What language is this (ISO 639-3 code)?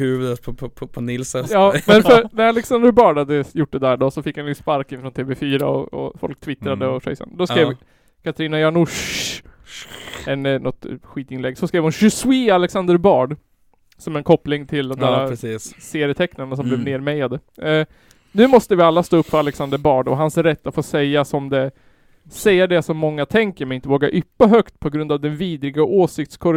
swe